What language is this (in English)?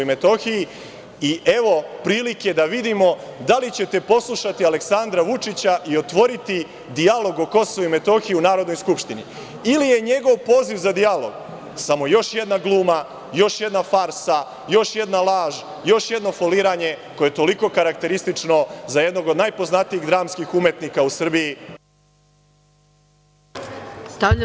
Serbian